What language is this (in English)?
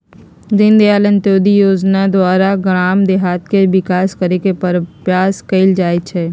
Magahi